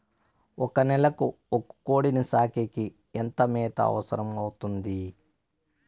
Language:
Telugu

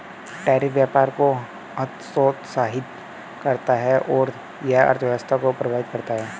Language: Hindi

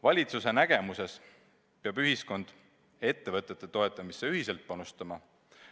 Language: Estonian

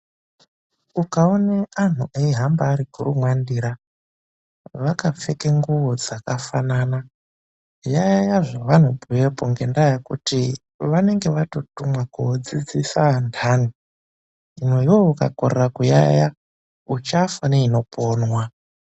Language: Ndau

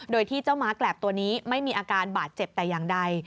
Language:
Thai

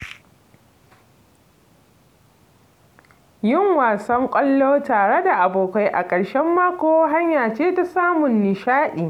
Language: Hausa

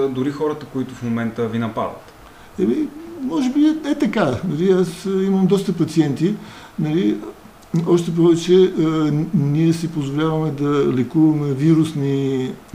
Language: Bulgarian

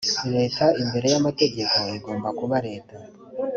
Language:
Kinyarwanda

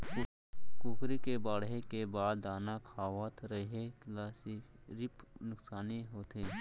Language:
Chhattisgarhi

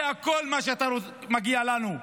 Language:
Hebrew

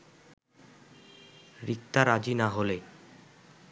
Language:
Bangla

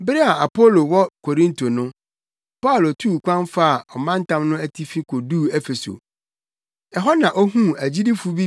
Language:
Akan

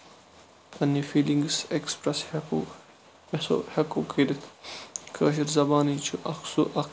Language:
Kashmiri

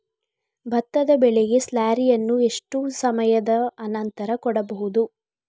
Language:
Kannada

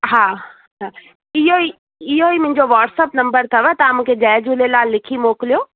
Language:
Sindhi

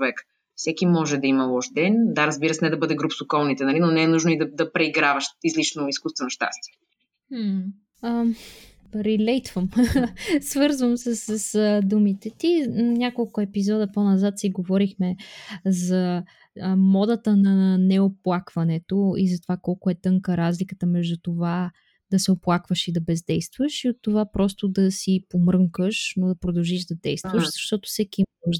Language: Bulgarian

